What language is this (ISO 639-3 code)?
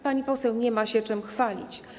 pol